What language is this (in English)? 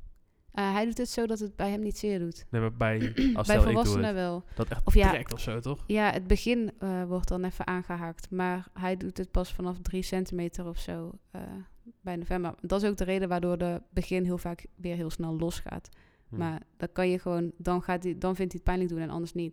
Dutch